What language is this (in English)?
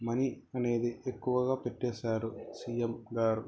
Telugu